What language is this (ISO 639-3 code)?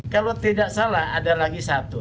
ind